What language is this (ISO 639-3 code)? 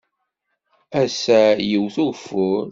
kab